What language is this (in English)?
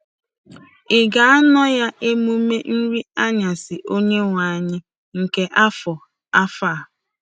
Igbo